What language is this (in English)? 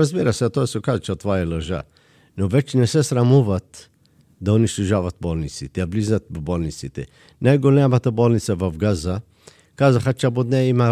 Bulgarian